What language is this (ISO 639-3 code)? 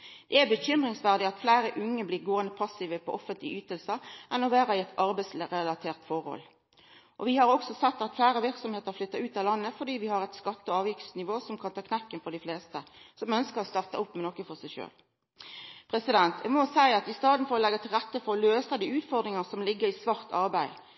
nno